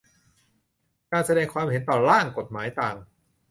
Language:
Thai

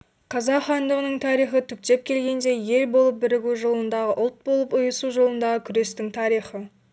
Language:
Kazakh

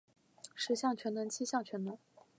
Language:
Chinese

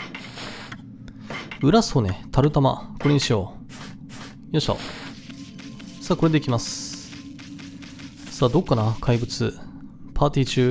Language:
Japanese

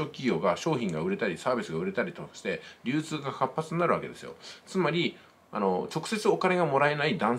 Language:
Japanese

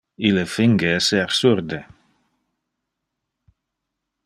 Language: Interlingua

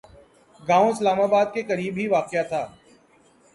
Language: Urdu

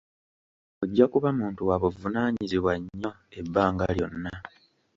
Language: Ganda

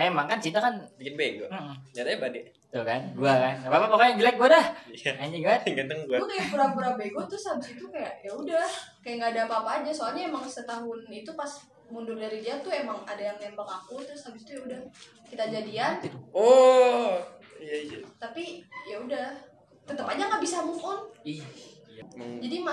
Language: Indonesian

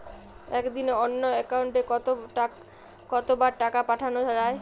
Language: Bangla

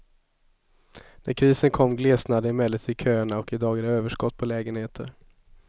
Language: Swedish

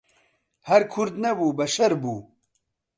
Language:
Central Kurdish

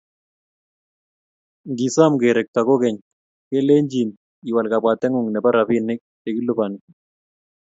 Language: Kalenjin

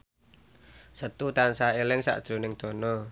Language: Javanese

